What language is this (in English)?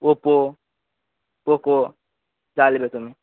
Bangla